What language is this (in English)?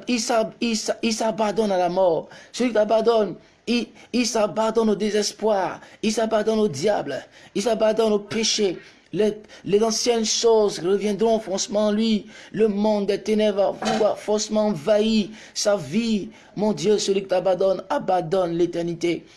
French